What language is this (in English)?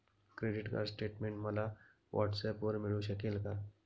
Marathi